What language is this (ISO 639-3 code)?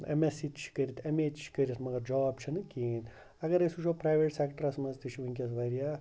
kas